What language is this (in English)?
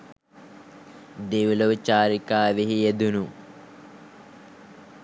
Sinhala